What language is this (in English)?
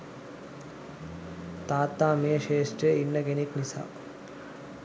Sinhala